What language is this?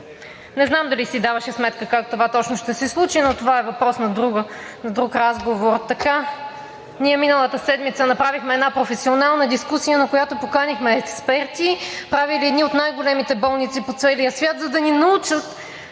Bulgarian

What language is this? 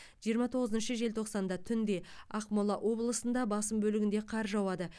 Kazakh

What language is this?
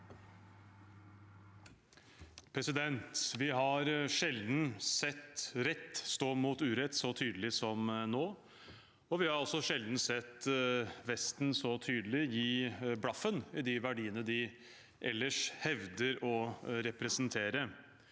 Norwegian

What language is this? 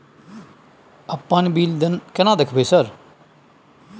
Maithili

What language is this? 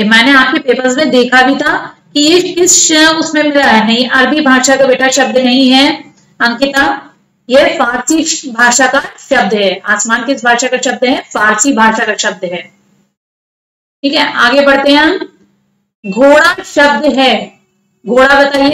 Hindi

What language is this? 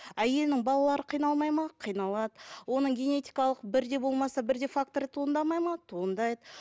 Kazakh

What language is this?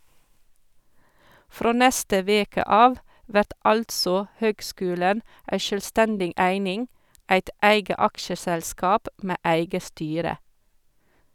Norwegian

